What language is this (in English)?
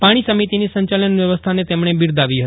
Gujarati